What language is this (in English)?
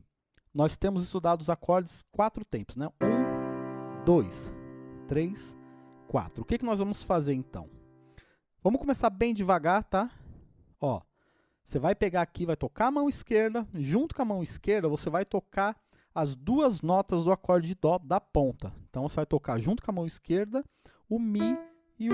Portuguese